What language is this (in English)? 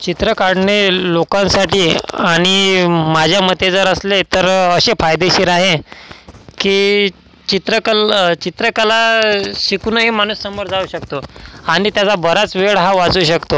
Marathi